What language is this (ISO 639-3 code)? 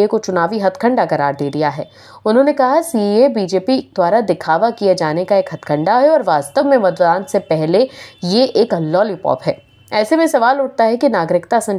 hin